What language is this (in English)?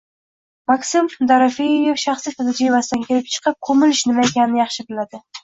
Uzbek